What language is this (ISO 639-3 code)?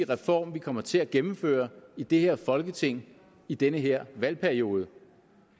dan